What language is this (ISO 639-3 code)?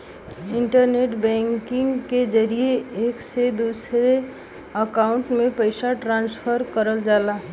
bho